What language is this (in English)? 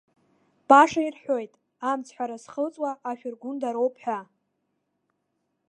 Abkhazian